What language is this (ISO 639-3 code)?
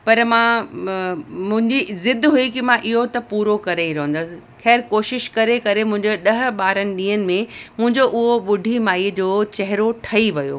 snd